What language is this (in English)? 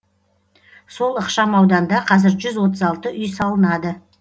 Kazakh